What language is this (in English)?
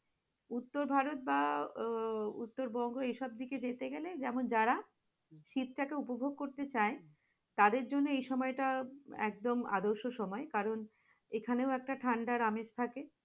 Bangla